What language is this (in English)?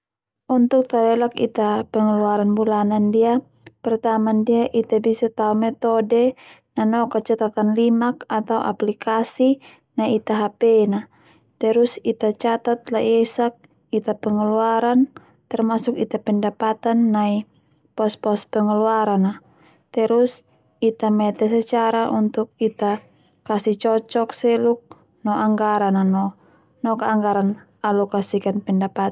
Termanu